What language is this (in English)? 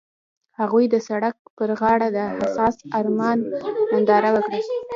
Pashto